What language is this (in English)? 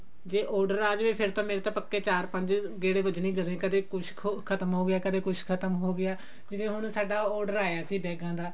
Punjabi